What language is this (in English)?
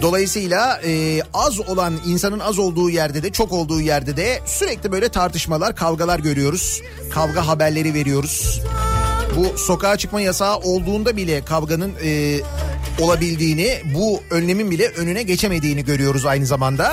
Turkish